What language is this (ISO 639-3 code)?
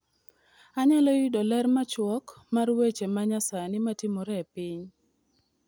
luo